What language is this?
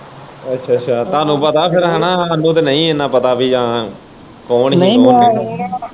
Punjabi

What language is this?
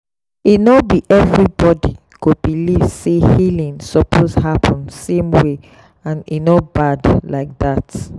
Nigerian Pidgin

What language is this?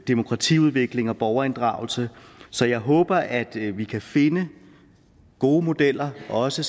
Danish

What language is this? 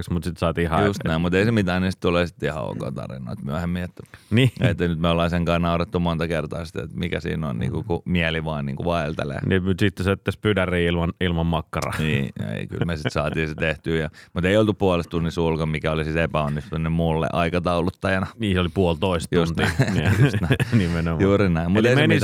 Finnish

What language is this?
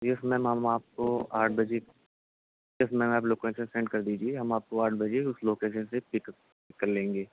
Urdu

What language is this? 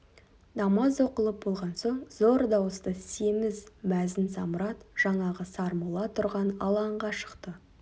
Kazakh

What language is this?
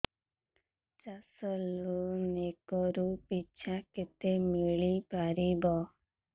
Odia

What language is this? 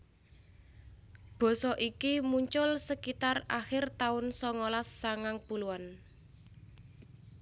Javanese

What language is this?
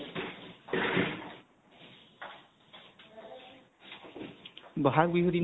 Assamese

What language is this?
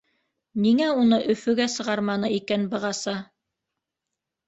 Bashkir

